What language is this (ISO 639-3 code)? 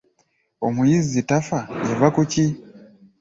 lug